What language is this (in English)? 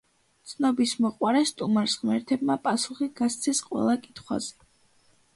Georgian